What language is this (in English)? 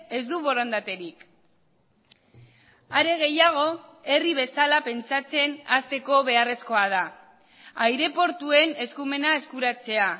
Basque